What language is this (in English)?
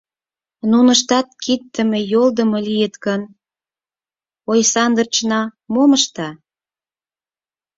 Mari